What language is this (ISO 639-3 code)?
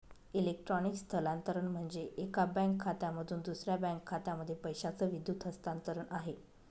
mar